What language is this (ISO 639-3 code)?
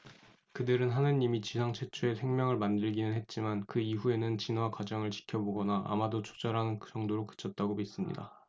kor